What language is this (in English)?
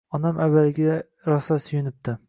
Uzbek